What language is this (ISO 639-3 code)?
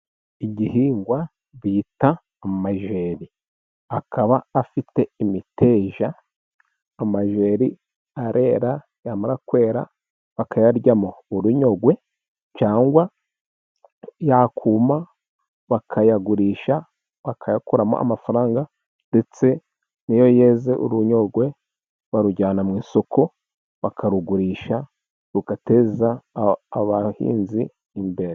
kin